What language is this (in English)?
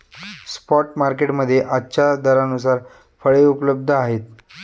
Marathi